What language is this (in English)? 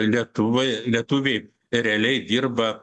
Lithuanian